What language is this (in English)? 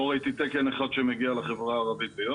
Hebrew